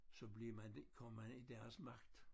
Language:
Danish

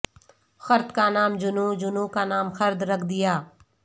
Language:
Urdu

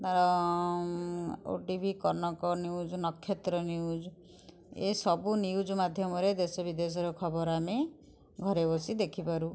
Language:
Odia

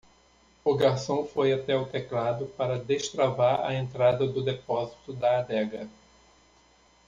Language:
Portuguese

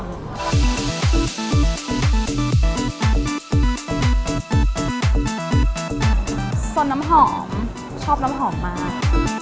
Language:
Thai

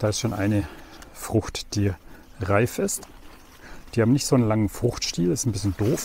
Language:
German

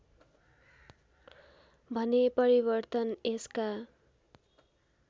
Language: Nepali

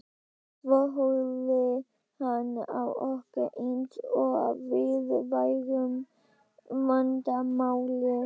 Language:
Icelandic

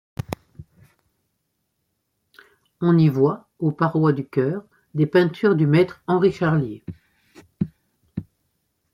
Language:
French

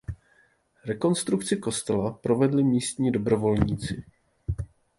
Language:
Czech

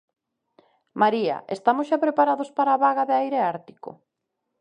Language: Galician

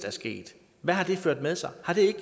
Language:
Danish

